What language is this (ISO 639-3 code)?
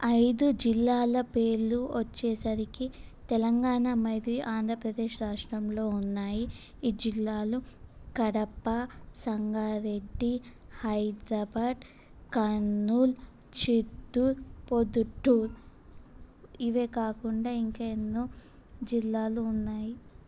tel